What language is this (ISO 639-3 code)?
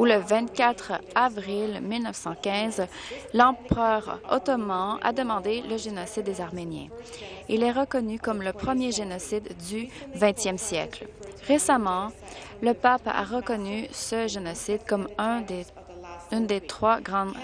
fra